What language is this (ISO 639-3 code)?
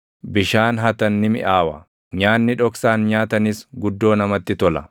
orm